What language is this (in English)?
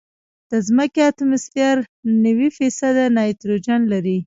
Pashto